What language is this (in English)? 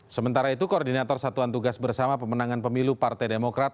Indonesian